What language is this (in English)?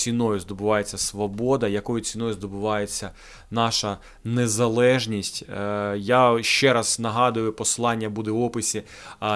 Ukrainian